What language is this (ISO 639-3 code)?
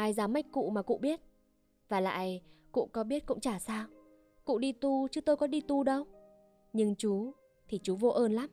vie